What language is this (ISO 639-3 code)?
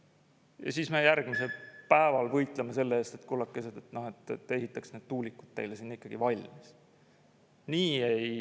est